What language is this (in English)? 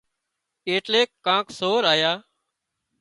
Wadiyara Koli